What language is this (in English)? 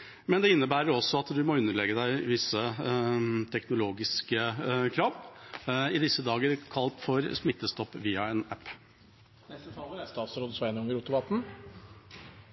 Norwegian